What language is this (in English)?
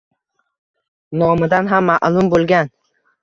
Uzbek